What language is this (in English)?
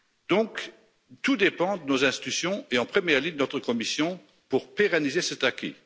French